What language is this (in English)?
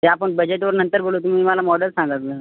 Marathi